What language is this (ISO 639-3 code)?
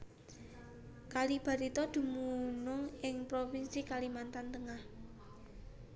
jav